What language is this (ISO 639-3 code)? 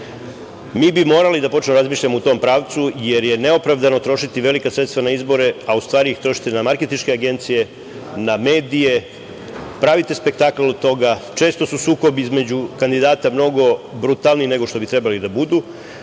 srp